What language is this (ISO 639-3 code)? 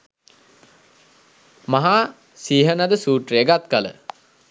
sin